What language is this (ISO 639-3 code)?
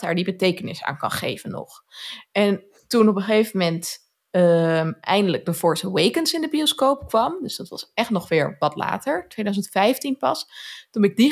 nld